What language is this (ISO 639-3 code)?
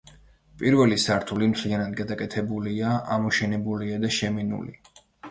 kat